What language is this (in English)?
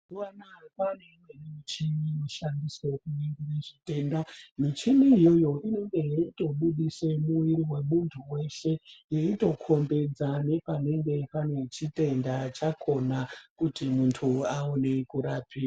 Ndau